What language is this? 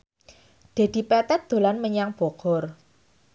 Javanese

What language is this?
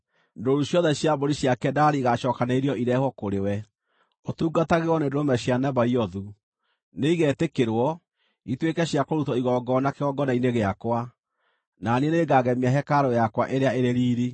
Kikuyu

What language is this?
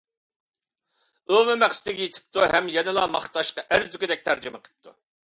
Uyghur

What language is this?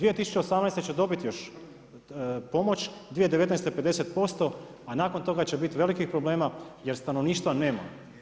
Croatian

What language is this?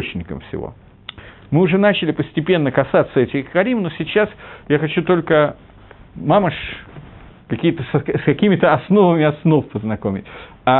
Russian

